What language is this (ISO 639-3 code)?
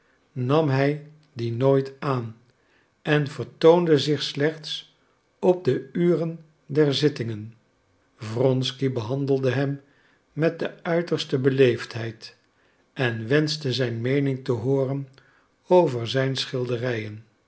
nld